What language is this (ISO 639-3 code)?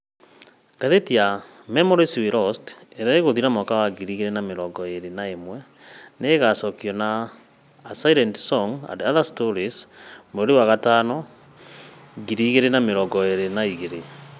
kik